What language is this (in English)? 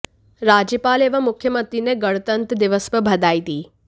Hindi